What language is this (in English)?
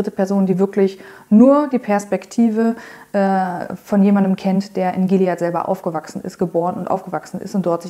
German